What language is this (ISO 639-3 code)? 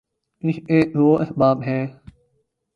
urd